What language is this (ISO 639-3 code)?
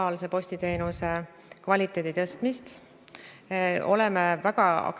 est